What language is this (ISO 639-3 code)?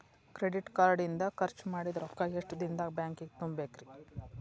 kan